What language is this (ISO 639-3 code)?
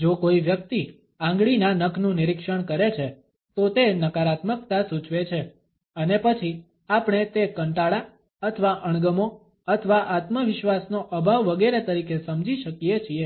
guj